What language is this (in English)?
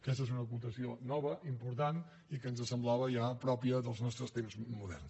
Catalan